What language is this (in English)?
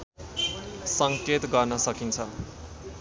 Nepali